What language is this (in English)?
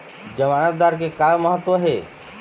Chhattisgarhi